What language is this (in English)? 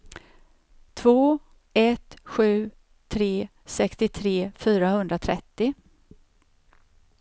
Swedish